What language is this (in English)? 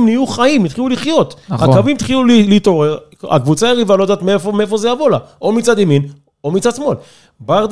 Hebrew